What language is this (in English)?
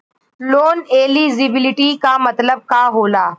Bhojpuri